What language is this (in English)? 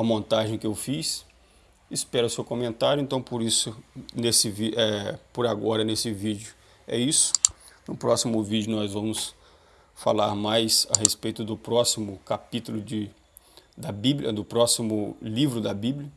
Portuguese